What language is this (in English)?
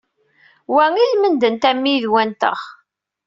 Kabyle